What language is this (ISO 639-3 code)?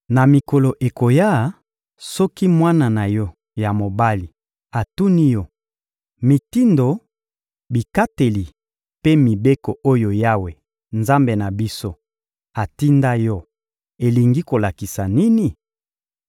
lin